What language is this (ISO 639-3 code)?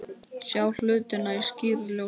isl